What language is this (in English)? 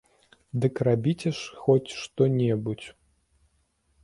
Belarusian